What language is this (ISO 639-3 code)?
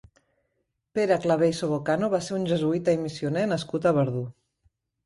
cat